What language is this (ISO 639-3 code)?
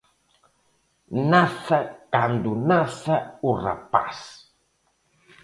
glg